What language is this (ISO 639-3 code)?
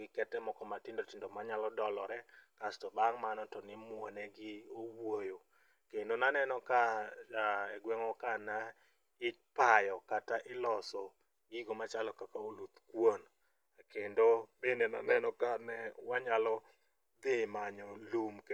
luo